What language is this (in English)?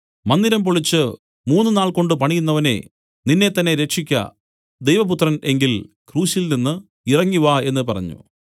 Malayalam